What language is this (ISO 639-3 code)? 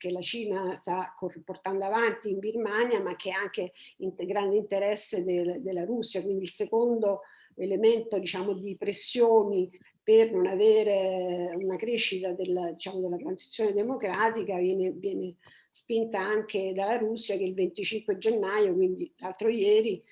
ita